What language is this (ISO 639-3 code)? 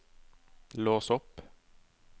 nor